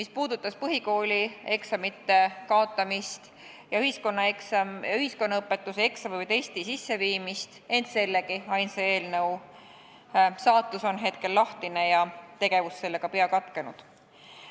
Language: Estonian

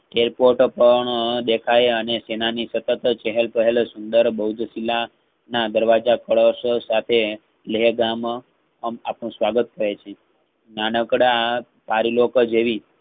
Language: Gujarati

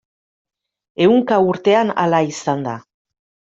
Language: Basque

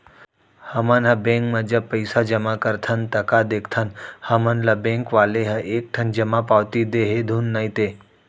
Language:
Chhattisgarhi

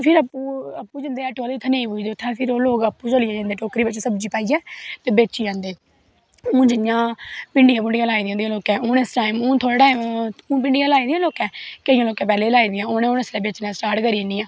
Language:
Dogri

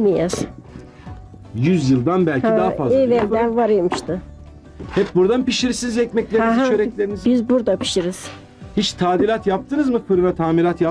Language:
Turkish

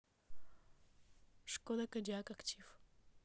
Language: Russian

